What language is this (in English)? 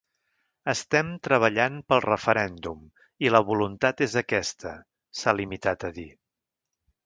Catalan